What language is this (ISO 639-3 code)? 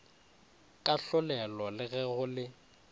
nso